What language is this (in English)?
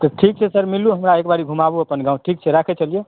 Maithili